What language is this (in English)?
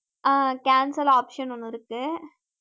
Tamil